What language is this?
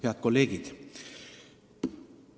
Estonian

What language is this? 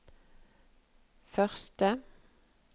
Norwegian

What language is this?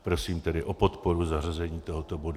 Czech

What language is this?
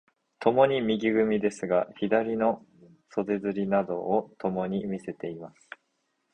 Japanese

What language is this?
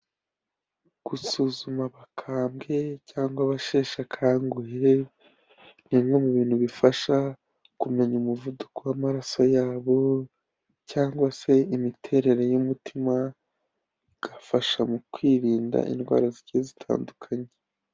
Kinyarwanda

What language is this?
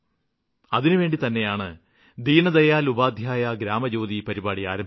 Malayalam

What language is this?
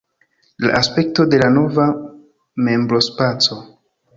Esperanto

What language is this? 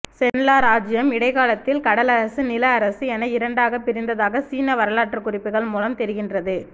Tamil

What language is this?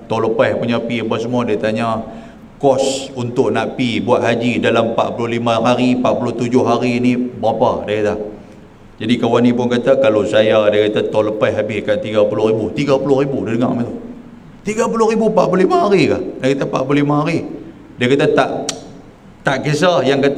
Malay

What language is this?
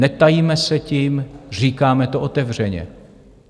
Czech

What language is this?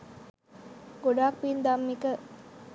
Sinhala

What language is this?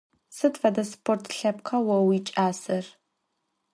Adyghe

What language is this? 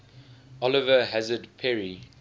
English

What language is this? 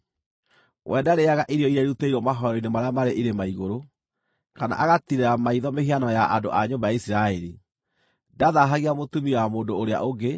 Kikuyu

